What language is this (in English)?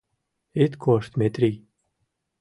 Mari